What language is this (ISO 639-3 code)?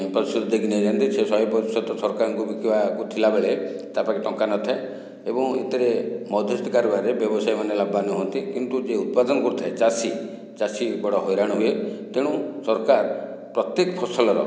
ori